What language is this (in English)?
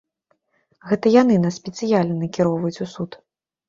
Belarusian